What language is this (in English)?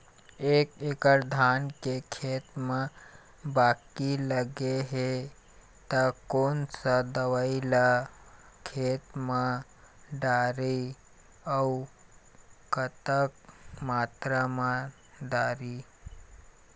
Chhattisgarhi